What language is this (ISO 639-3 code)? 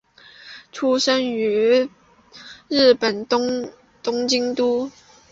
zho